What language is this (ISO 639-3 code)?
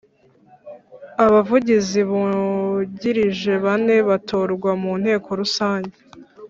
kin